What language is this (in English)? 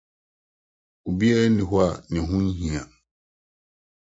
Akan